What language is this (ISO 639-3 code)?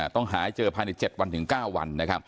tha